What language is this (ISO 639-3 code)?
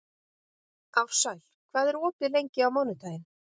isl